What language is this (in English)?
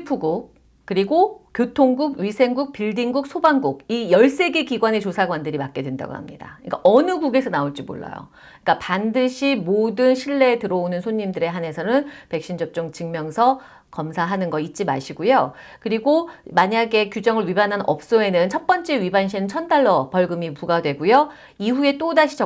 Korean